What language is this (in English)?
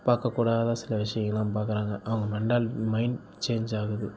Tamil